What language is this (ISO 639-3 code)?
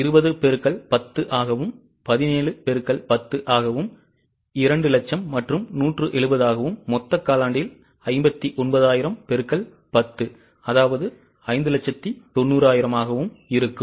tam